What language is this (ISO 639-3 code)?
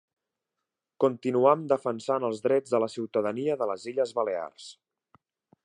cat